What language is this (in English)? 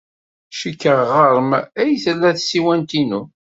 Kabyle